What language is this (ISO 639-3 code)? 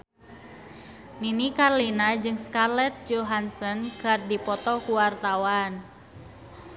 sun